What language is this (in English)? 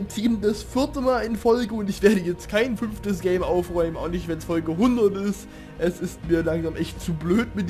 German